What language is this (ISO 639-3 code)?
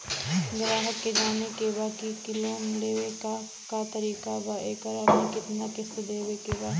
bho